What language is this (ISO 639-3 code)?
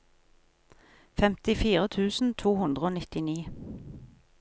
nor